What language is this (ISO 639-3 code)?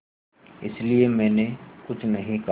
hin